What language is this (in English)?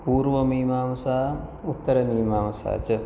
Sanskrit